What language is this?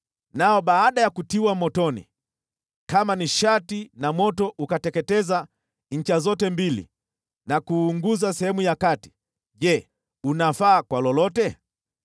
Swahili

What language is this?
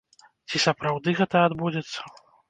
Belarusian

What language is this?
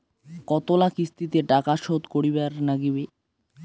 Bangla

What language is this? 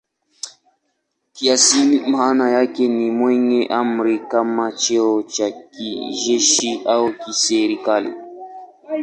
Swahili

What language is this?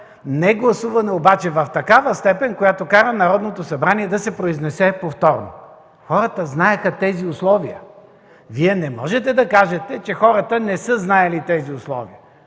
Bulgarian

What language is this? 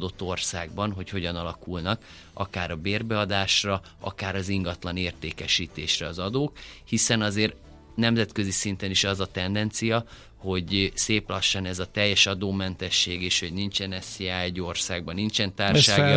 Hungarian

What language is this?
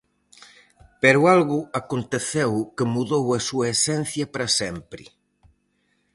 Galician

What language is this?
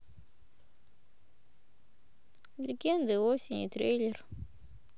Russian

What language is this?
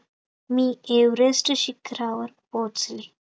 Marathi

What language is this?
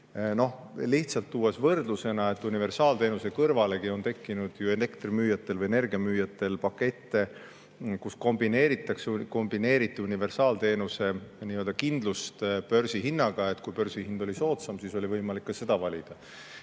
Estonian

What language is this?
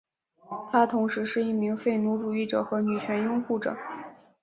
Chinese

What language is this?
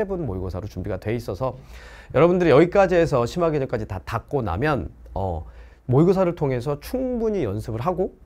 Korean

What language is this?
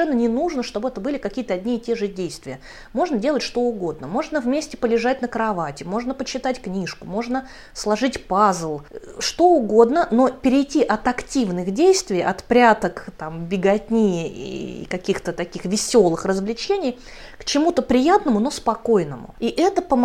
Russian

